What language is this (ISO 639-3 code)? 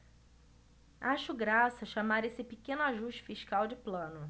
por